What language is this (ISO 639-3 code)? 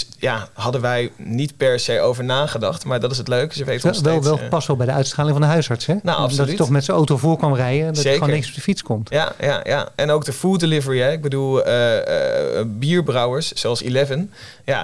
nld